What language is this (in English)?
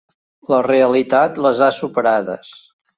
Catalan